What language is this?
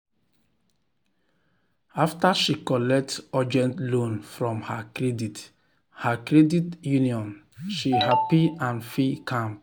Nigerian Pidgin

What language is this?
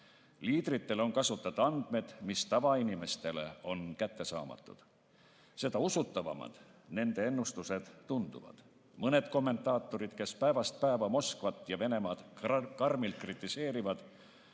Estonian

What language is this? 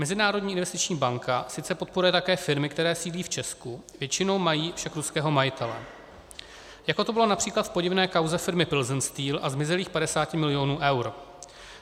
Czech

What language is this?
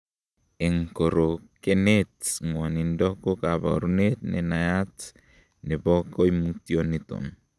Kalenjin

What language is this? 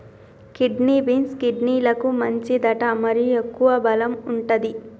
Telugu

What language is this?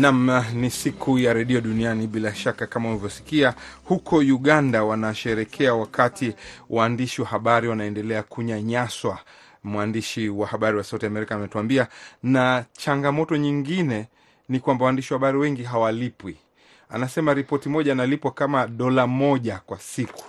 Swahili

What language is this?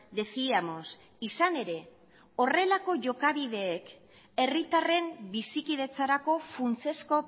Basque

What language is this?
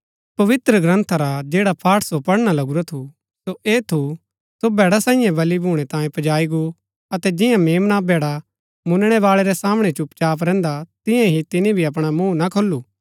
Gaddi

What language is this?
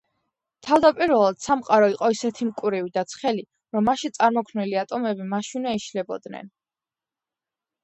Georgian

